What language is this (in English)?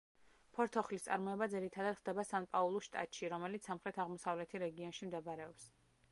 Georgian